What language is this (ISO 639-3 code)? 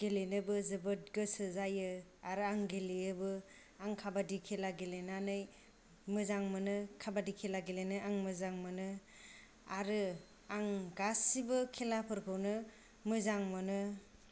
brx